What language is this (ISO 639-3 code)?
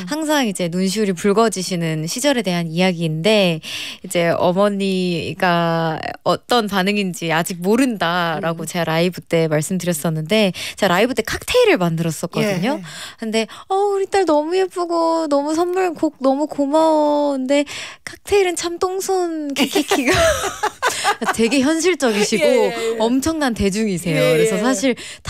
kor